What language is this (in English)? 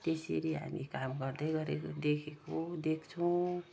Nepali